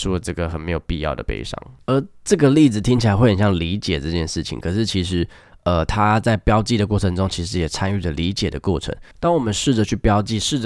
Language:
Chinese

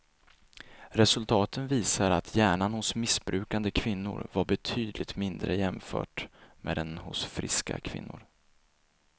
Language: Swedish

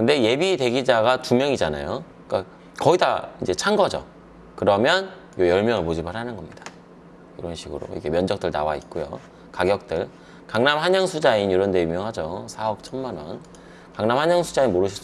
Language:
Korean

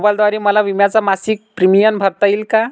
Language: Marathi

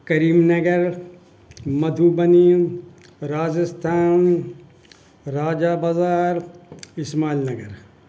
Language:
Urdu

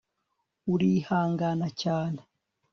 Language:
Kinyarwanda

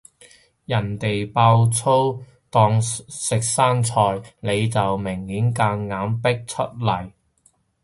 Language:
Cantonese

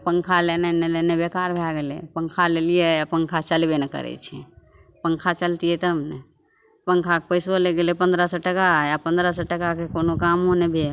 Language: Maithili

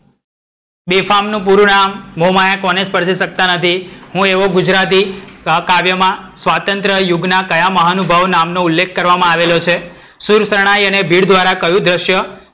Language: Gujarati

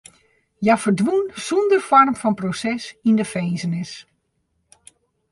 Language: Western Frisian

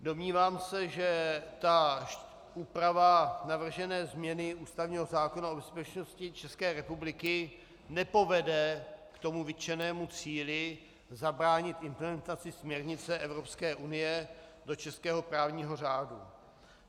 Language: Czech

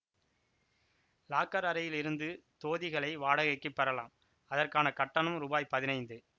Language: Tamil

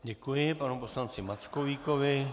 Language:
Czech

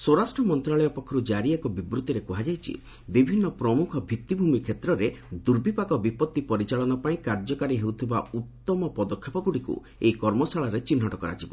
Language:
Odia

